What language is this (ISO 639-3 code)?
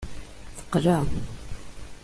kab